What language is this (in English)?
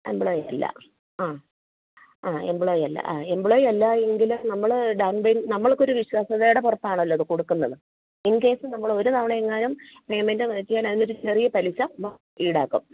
Malayalam